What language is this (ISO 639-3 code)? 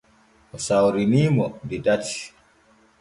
fue